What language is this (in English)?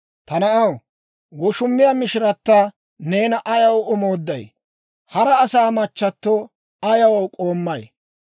Dawro